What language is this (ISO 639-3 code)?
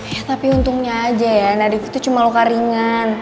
ind